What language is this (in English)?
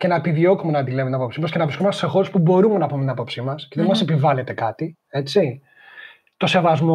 Greek